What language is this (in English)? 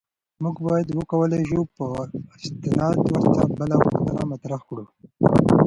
Pashto